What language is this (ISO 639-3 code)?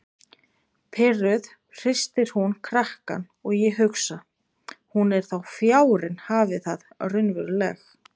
isl